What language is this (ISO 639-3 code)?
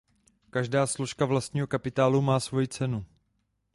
ces